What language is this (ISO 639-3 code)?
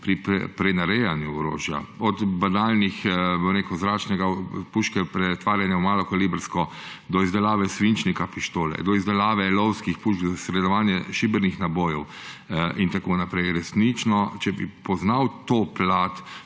slv